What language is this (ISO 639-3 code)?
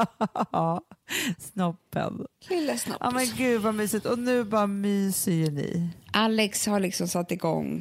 swe